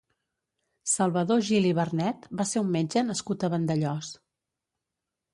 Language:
Catalan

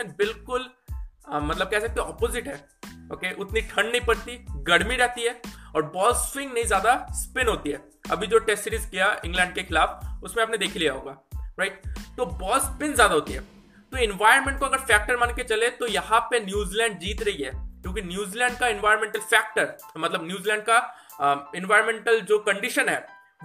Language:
Hindi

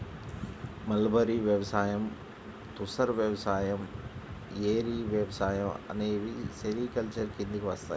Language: Telugu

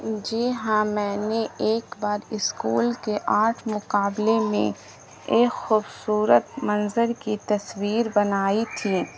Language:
Urdu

